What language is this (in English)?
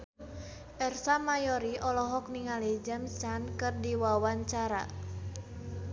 Sundanese